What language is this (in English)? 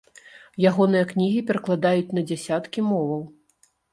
Belarusian